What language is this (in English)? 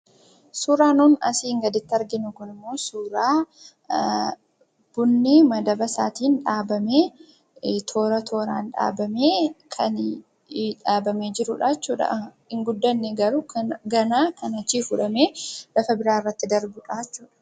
Oromo